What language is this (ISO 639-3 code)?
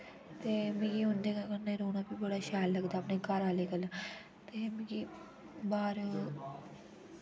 doi